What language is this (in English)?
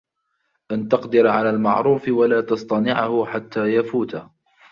Arabic